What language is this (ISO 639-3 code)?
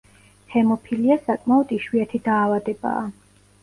kat